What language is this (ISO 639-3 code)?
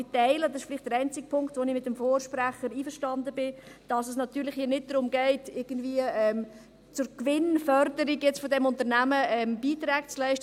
gsw